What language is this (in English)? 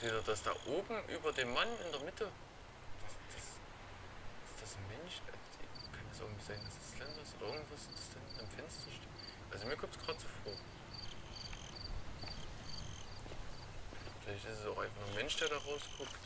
German